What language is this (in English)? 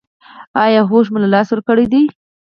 Pashto